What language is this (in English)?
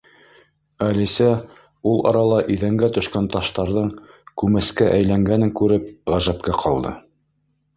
Bashkir